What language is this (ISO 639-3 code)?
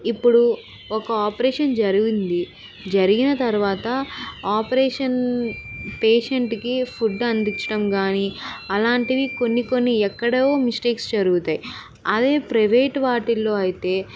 tel